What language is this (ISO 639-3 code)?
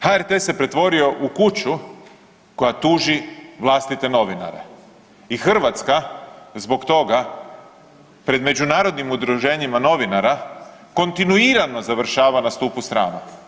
hrv